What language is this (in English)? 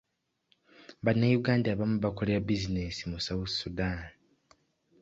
Ganda